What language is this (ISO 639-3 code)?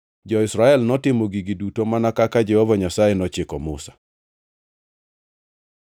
luo